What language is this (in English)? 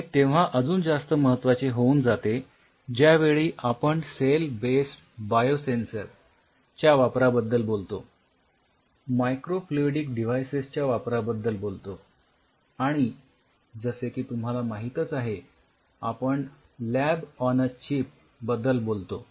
Marathi